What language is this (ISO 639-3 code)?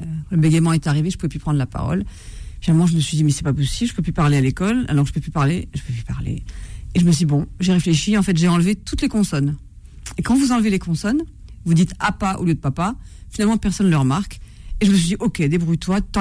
fra